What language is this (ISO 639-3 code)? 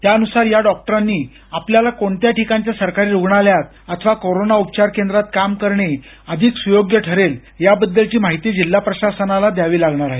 mar